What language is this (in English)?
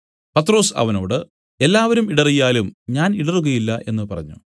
Malayalam